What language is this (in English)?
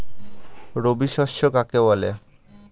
Bangla